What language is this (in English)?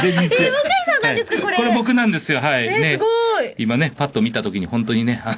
Japanese